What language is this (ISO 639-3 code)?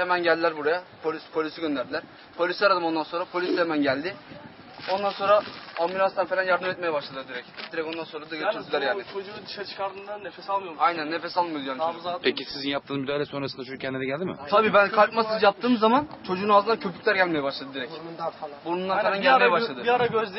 tur